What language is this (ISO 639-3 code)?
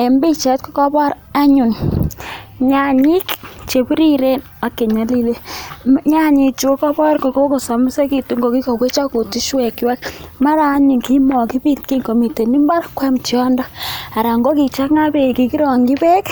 kln